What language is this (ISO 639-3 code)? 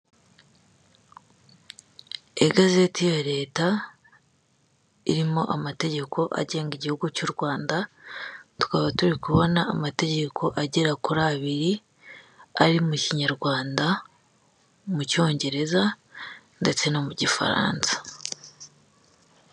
kin